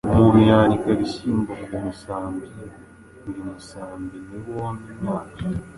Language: Kinyarwanda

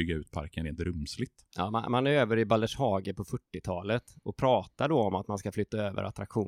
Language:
Swedish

